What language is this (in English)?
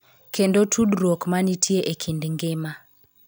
Luo (Kenya and Tanzania)